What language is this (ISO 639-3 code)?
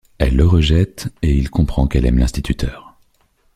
fra